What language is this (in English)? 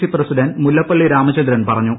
Malayalam